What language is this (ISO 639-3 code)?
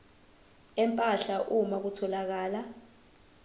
zul